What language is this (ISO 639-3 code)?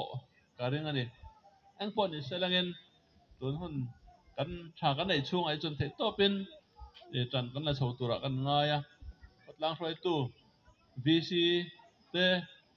ara